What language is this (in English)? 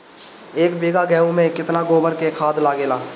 Bhojpuri